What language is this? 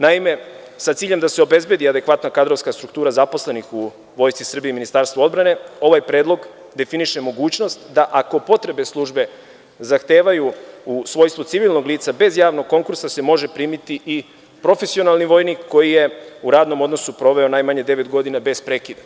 Serbian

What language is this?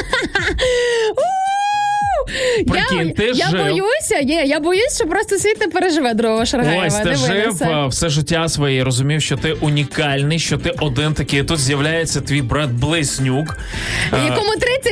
Ukrainian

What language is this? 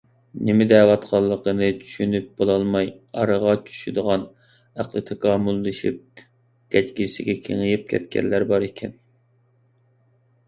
Uyghur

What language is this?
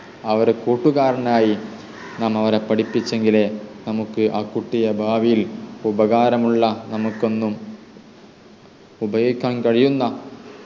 Malayalam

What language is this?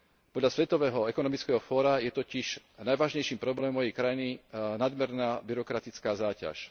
Slovak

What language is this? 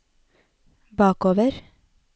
Norwegian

